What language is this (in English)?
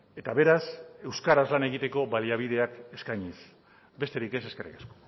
Basque